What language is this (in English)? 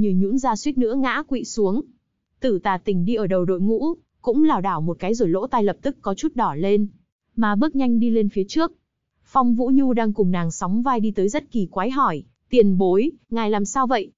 Vietnamese